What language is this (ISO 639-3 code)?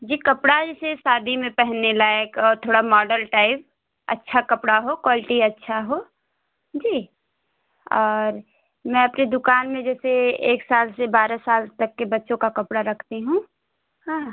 hin